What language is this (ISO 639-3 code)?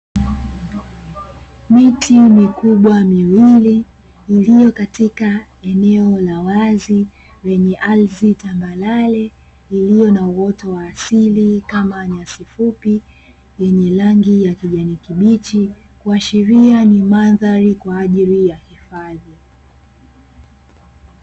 swa